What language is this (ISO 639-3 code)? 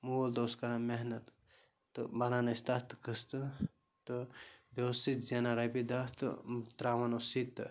kas